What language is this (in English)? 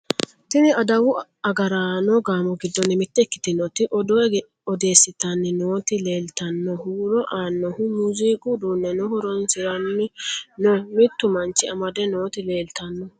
Sidamo